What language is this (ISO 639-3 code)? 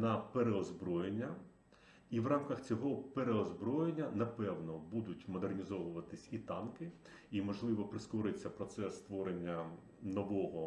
ukr